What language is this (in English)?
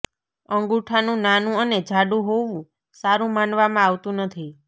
Gujarati